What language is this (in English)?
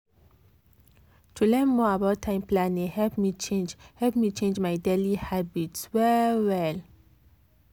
Nigerian Pidgin